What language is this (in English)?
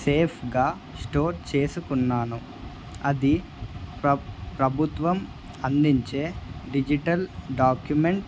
Telugu